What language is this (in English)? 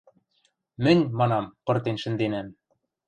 Western Mari